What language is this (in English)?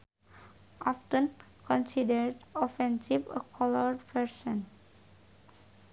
Sundanese